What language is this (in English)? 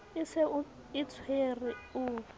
Southern Sotho